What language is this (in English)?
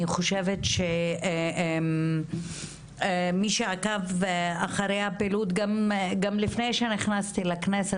Hebrew